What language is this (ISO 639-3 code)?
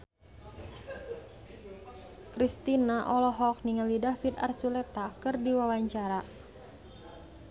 sun